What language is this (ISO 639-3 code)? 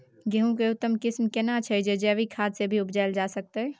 mai